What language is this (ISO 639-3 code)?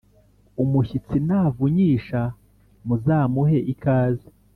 kin